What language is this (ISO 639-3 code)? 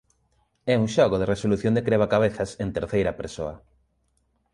glg